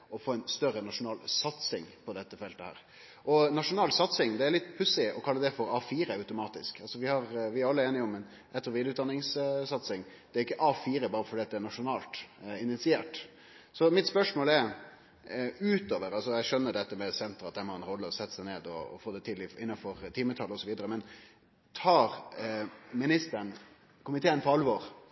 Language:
Norwegian Nynorsk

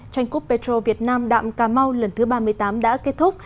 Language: Vietnamese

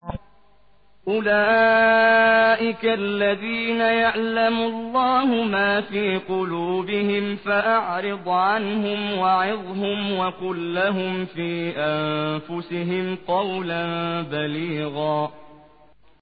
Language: Arabic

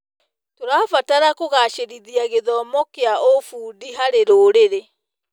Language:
Kikuyu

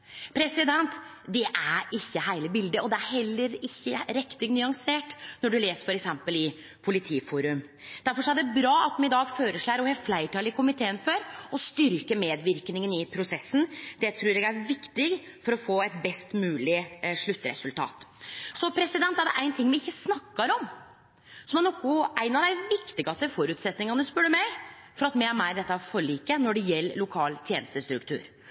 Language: Norwegian Nynorsk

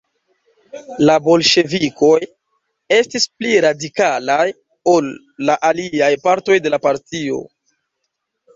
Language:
Esperanto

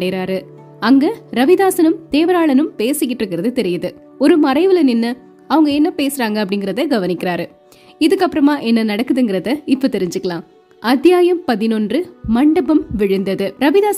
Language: Tamil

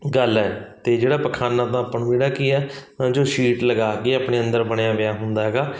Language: Punjabi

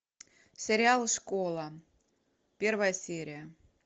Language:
Russian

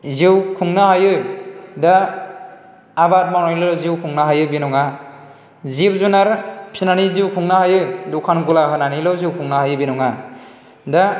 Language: Bodo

